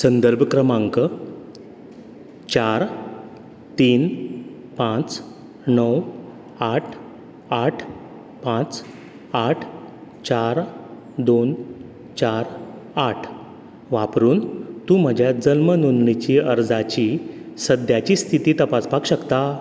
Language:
Konkani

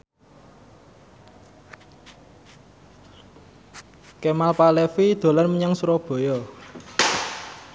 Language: Javanese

